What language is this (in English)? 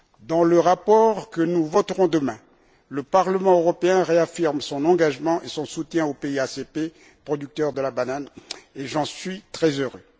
French